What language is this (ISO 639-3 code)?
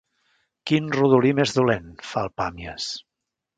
cat